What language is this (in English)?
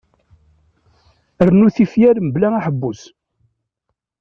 Kabyle